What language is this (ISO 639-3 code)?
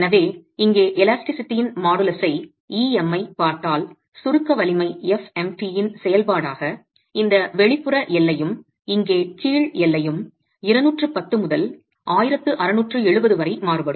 tam